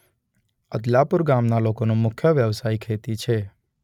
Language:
Gujarati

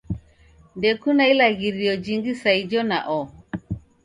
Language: Taita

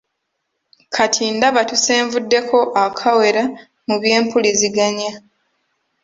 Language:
Ganda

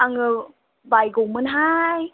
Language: Bodo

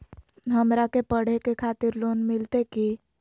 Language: Magahi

